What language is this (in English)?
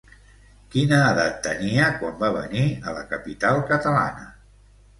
Catalan